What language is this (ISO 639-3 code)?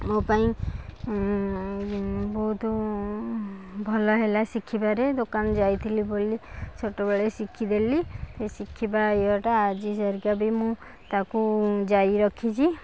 ori